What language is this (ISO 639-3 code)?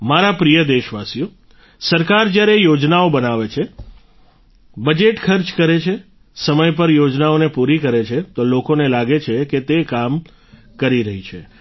guj